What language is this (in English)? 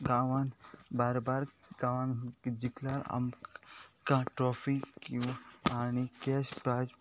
Konkani